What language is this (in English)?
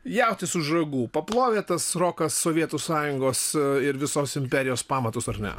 Lithuanian